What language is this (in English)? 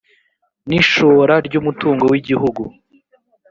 Kinyarwanda